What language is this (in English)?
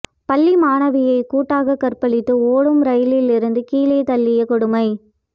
Tamil